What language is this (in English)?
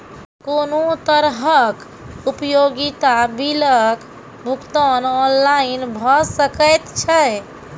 Maithili